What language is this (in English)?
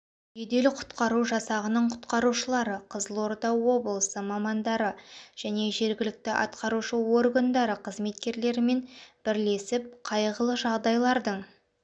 Kazakh